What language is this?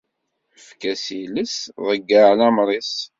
Kabyle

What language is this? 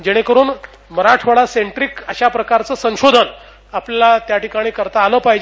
Marathi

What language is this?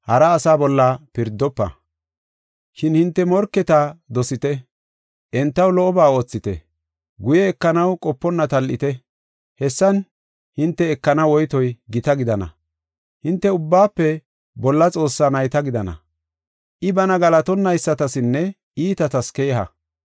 Gofa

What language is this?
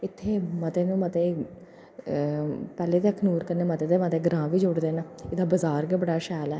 Dogri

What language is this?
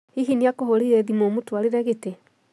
Kikuyu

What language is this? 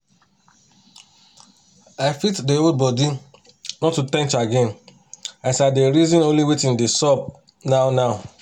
Nigerian Pidgin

